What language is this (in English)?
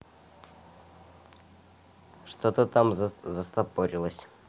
Russian